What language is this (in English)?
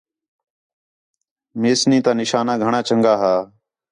Khetrani